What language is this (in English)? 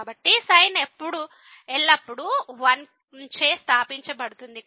Telugu